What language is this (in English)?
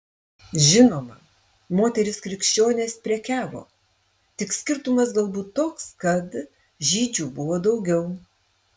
Lithuanian